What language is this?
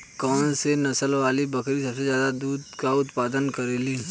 Bhojpuri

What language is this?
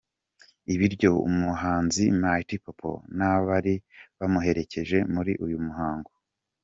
Kinyarwanda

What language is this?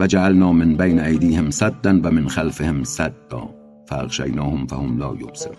Persian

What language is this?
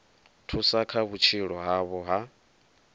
Venda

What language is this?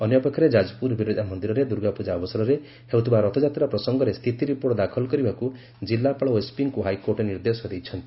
Odia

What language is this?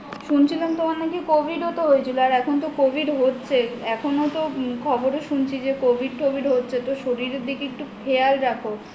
Bangla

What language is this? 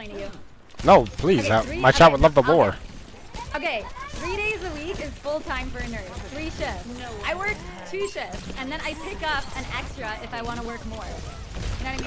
English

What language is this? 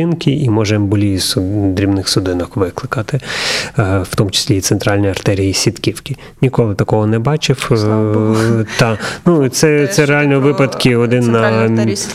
Ukrainian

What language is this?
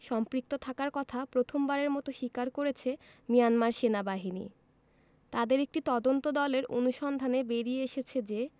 Bangla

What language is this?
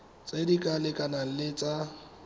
Tswana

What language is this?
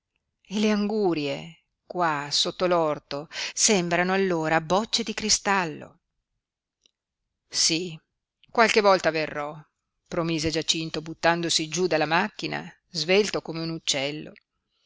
Italian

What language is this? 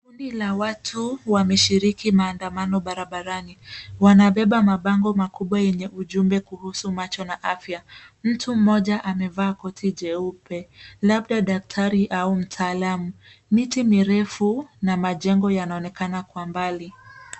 Swahili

